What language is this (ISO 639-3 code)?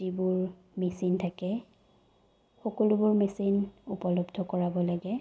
asm